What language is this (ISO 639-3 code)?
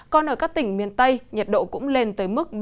vie